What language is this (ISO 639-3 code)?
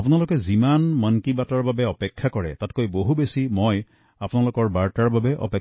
asm